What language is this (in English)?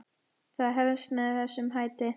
Icelandic